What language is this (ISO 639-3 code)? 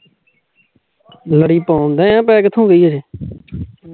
pan